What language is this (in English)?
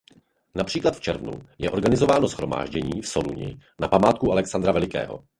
Czech